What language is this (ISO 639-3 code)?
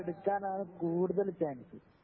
mal